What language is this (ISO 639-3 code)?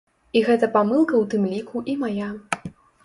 bel